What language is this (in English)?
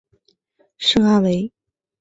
Chinese